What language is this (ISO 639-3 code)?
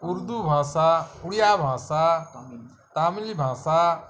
ben